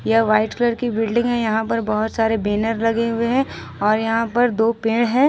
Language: Hindi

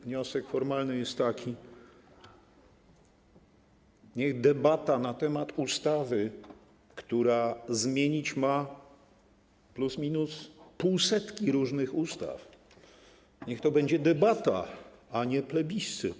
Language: Polish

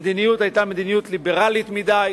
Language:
Hebrew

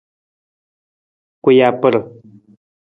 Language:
Nawdm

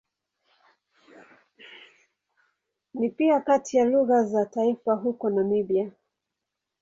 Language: Swahili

